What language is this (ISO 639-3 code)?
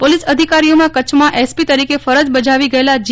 guj